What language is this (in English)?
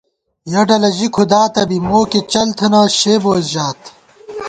Gawar-Bati